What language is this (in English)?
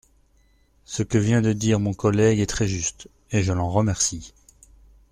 French